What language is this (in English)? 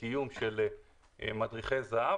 Hebrew